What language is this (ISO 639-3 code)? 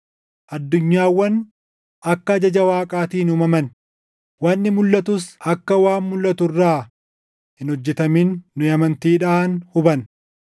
orm